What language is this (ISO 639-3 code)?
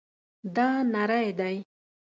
pus